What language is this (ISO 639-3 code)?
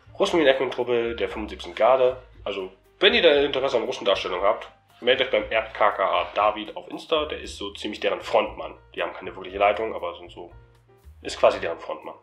deu